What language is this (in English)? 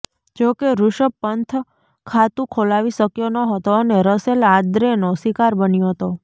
Gujarati